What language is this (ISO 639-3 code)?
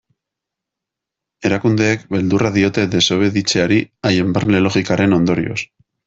eus